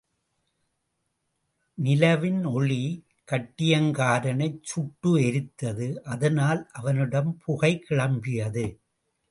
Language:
Tamil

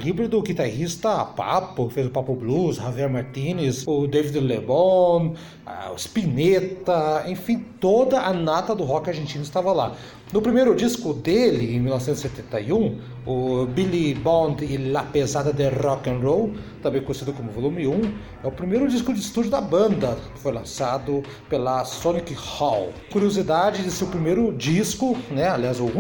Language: Portuguese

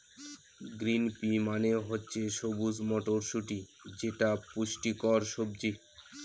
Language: Bangla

